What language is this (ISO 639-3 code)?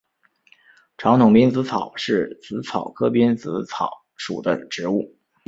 zho